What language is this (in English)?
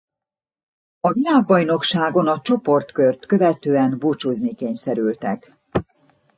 Hungarian